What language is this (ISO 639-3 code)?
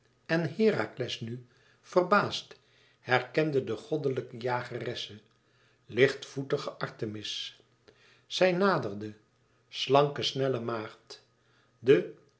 nld